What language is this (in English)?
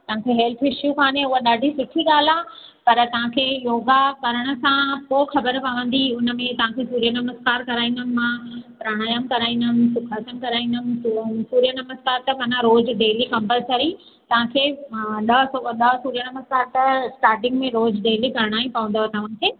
Sindhi